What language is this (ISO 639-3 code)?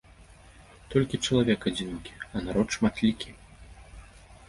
bel